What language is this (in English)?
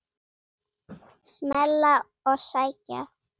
Icelandic